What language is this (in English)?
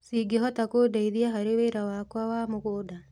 Kikuyu